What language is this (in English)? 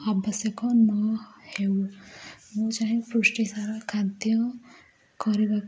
Odia